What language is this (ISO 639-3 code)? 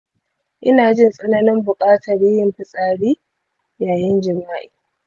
hau